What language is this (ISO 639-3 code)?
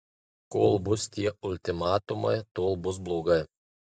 lit